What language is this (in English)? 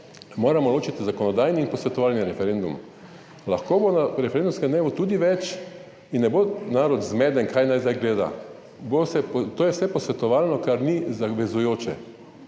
Slovenian